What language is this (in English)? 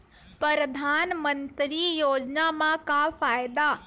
Chhattisgarhi